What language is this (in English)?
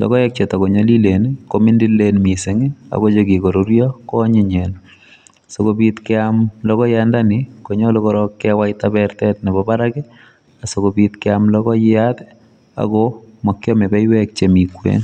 Kalenjin